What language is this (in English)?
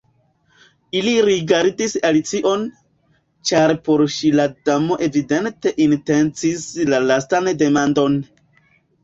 Esperanto